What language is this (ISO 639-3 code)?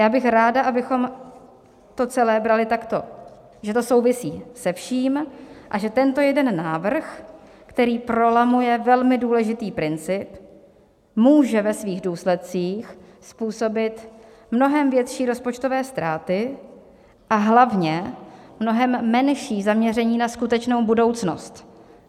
ces